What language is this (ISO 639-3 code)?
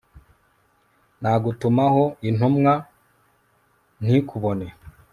kin